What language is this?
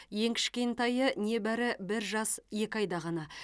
Kazakh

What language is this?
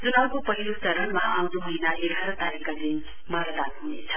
Nepali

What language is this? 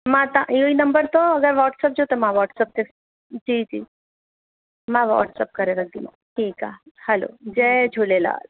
Sindhi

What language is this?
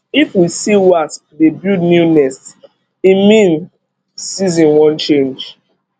Nigerian Pidgin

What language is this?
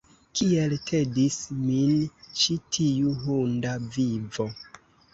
Esperanto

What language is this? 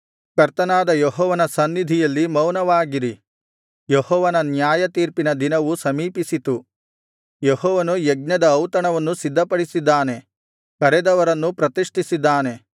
Kannada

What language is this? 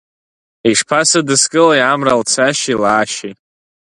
Abkhazian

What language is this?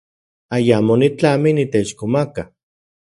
Central Puebla Nahuatl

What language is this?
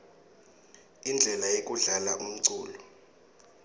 Swati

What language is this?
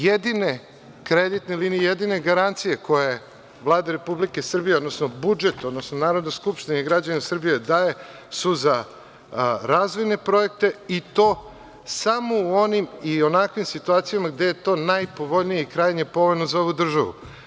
Serbian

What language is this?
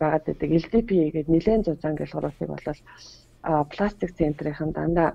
Russian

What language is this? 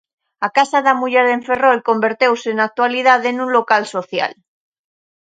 Galician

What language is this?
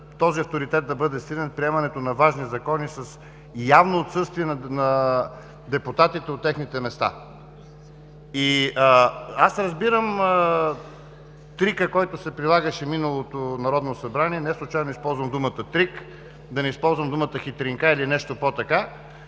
Bulgarian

